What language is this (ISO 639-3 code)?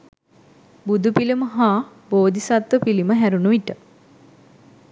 sin